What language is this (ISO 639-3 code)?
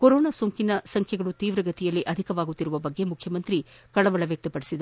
kan